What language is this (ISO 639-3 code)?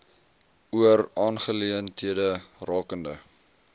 afr